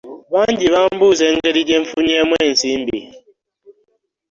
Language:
Ganda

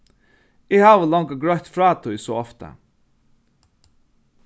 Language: Faroese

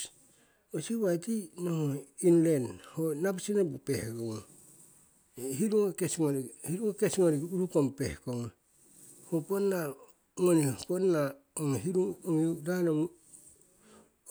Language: Siwai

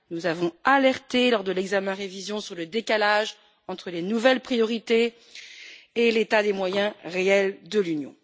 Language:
French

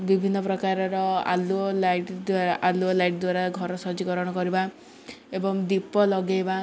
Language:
Odia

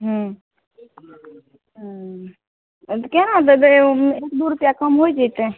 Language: Maithili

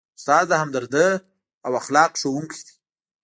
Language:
Pashto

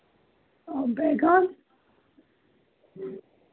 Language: Hindi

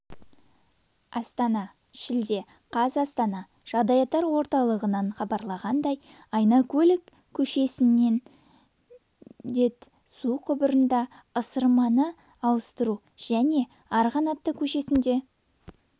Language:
Kazakh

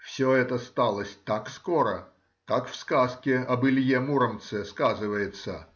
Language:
Russian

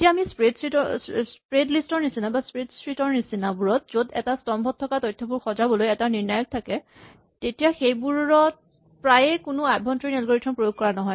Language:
Assamese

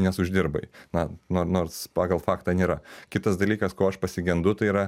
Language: Lithuanian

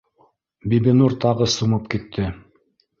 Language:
Bashkir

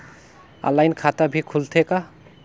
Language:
Chhattisgarhi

